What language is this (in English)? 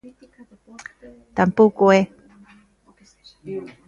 Galician